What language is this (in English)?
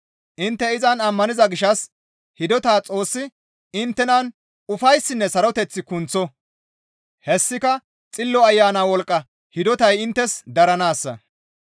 Gamo